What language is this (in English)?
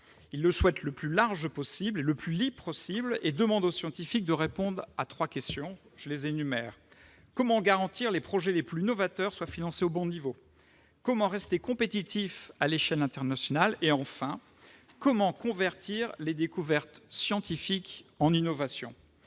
French